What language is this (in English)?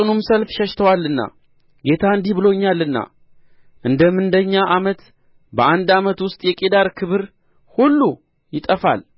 Amharic